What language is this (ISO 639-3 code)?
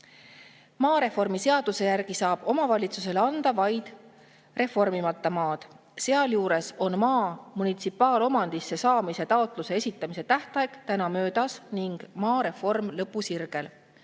est